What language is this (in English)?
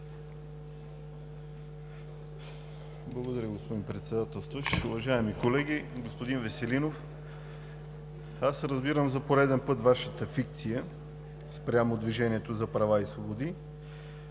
Bulgarian